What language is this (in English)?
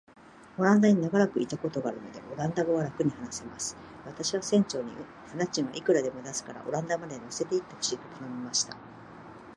Japanese